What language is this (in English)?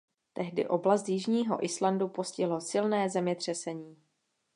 Czech